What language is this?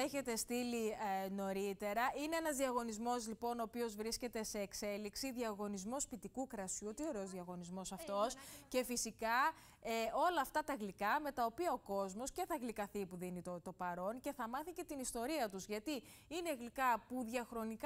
Greek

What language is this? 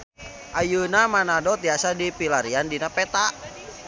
Sundanese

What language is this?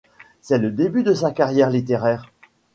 French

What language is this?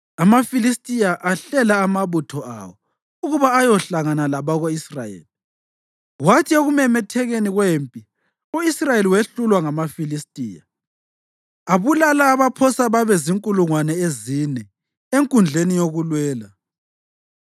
North Ndebele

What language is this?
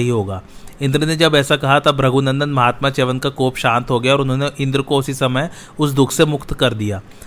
Hindi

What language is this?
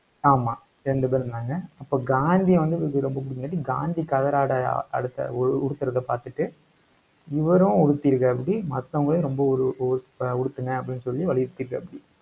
Tamil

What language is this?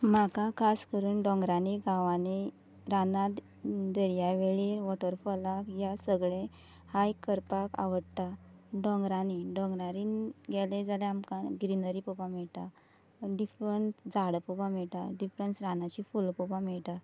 Konkani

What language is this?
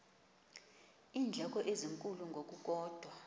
Xhosa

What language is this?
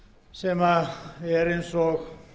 Icelandic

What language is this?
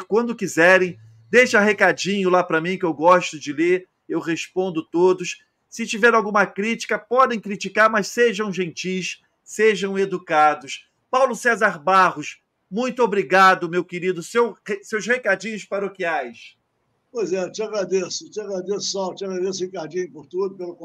Portuguese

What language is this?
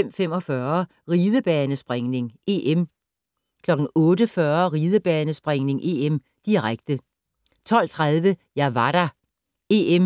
Danish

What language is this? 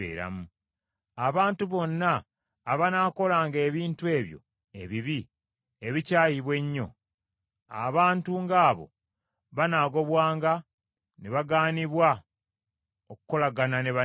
Ganda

